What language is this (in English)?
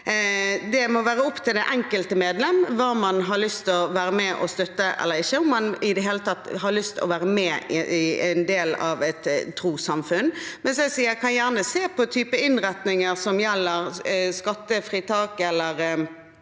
Norwegian